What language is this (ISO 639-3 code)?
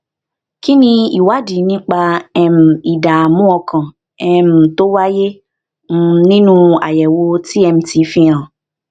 yor